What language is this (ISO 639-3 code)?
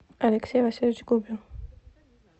rus